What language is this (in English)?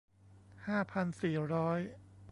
Thai